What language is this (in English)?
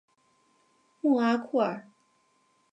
Chinese